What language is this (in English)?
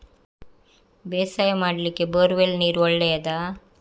Kannada